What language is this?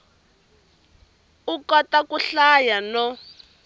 Tsonga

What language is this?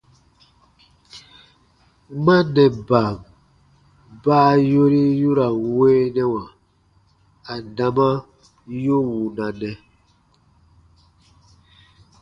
Baatonum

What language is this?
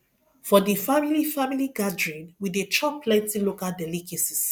Nigerian Pidgin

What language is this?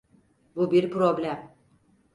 Turkish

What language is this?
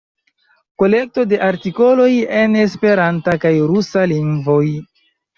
Esperanto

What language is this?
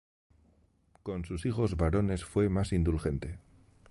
Spanish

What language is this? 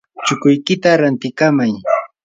Yanahuanca Pasco Quechua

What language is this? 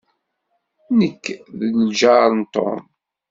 Kabyle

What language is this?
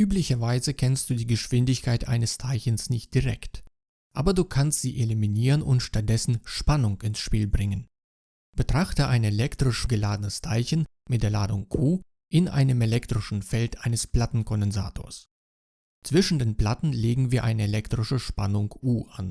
German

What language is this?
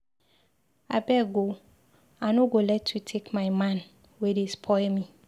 Nigerian Pidgin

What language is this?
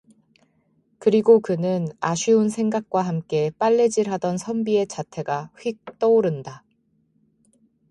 Korean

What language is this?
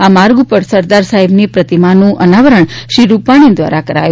Gujarati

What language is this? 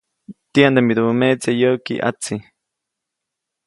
Copainalá Zoque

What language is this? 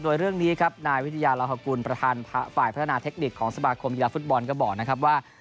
Thai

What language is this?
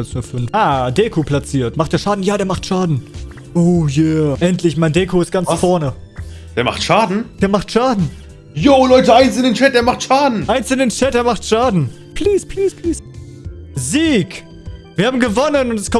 German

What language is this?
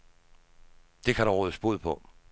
Danish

